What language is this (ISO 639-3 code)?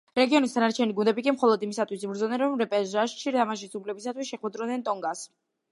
kat